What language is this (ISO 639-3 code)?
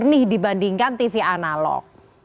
ind